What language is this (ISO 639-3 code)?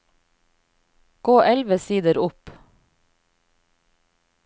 nor